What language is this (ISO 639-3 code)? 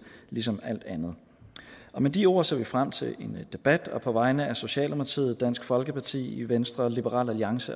dan